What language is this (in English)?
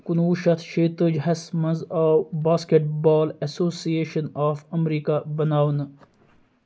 Kashmiri